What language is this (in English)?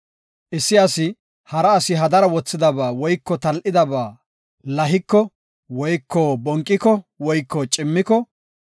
Gofa